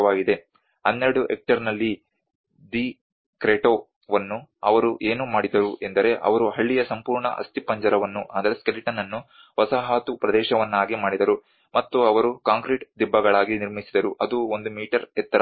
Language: Kannada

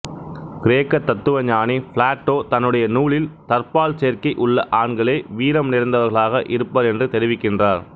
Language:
Tamil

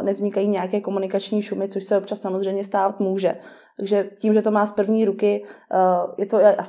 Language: Czech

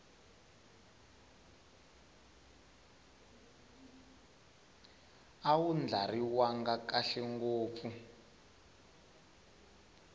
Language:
Tsonga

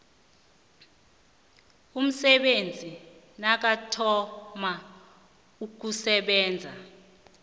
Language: South Ndebele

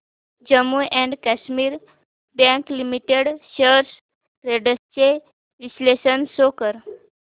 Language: Marathi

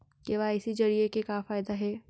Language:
Chhattisgarhi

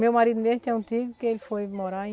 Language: Portuguese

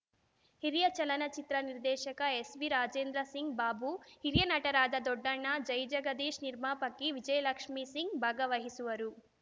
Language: Kannada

